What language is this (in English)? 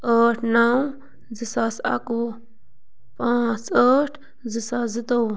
Kashmiri